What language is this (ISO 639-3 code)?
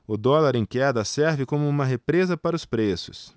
por